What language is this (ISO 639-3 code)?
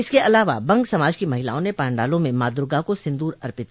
hin